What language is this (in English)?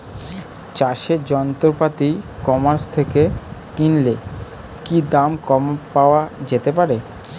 Bangla